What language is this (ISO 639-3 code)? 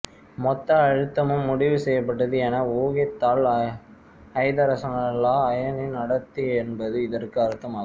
tam